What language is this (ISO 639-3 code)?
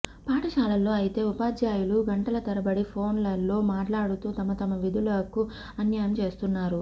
tel